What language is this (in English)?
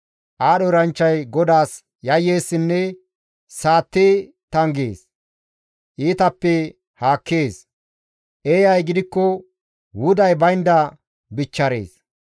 Gamo